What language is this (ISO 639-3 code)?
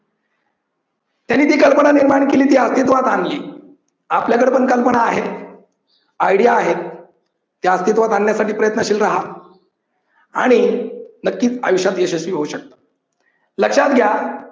mar